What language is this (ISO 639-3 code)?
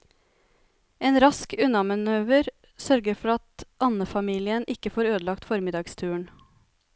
nor